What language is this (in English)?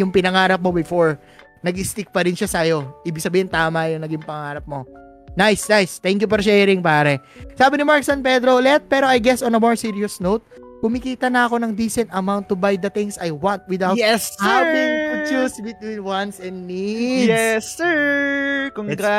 Filipino